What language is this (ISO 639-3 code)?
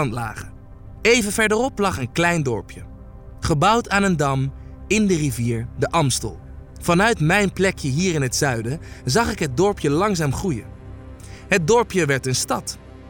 nld